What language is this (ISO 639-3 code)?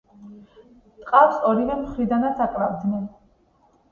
kat